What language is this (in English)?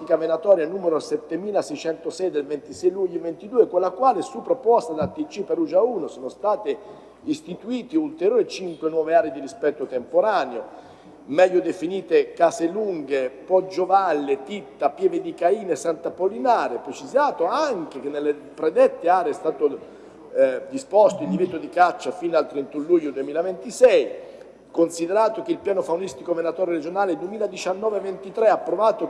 Italian